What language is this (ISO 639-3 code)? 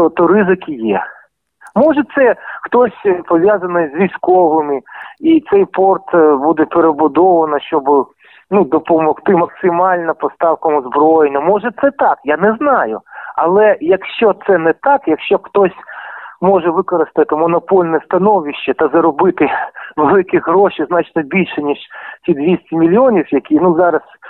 ukr